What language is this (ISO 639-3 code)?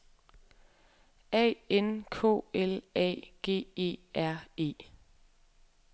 dan